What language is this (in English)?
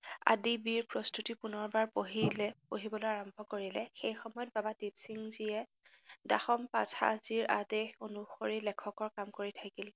Assamese